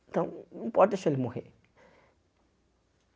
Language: Portuguese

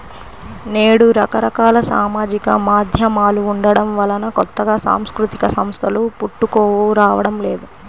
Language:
Telugu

